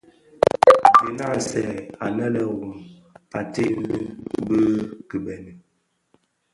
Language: Bafia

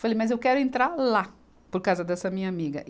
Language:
Portuguese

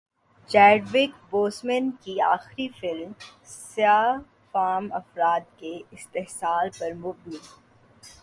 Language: Urdu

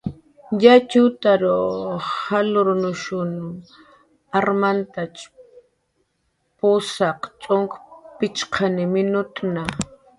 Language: Jaqaru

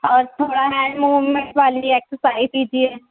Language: Urdu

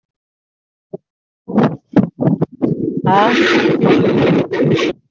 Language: Gujarati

